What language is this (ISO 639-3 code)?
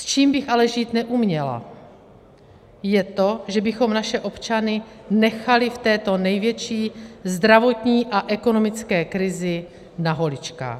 ces